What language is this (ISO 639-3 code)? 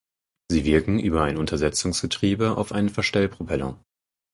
deu